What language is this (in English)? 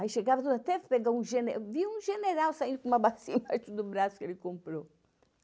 Portuguese